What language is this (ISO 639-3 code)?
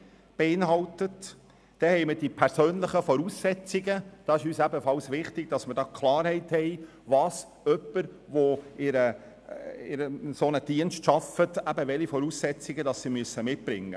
gsw